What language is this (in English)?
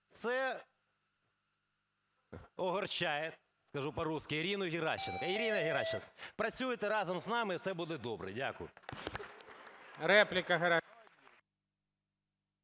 Ukrainian